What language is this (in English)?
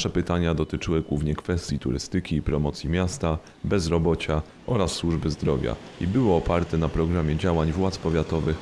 Polish